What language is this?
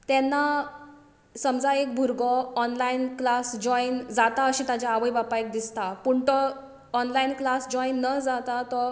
Konkani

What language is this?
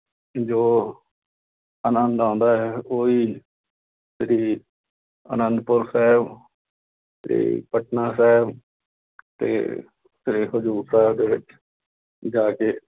Punjabi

